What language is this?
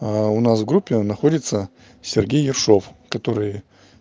Russian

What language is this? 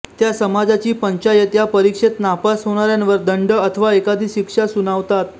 Marathi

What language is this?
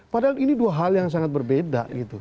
Indonesian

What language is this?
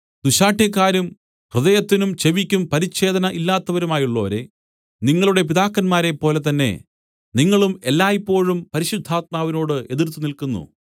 Malayalam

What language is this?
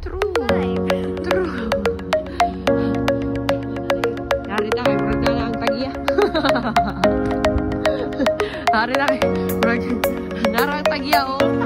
Dutch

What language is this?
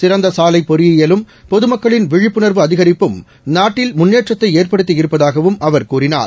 Tamil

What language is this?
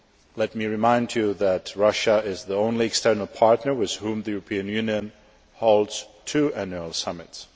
English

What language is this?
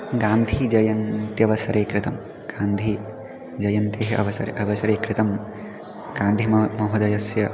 Sanskrit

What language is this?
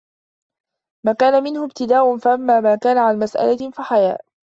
Arabic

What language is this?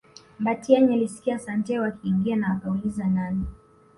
Swahili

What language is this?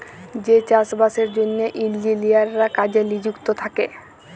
Bangla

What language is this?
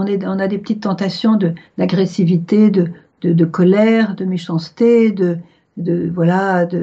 French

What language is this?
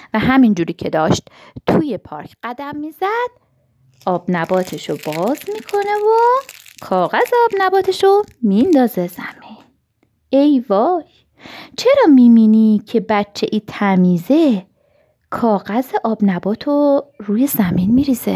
Persian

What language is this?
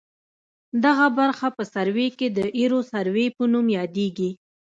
Pashto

